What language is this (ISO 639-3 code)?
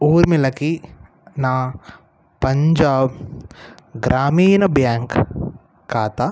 tel